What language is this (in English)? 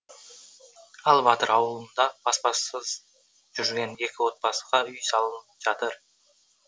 Kazakh